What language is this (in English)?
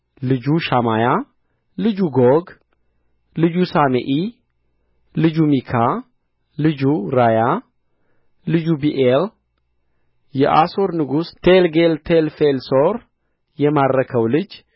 Amharic